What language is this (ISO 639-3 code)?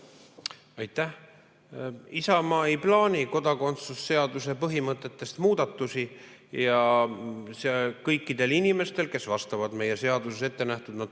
est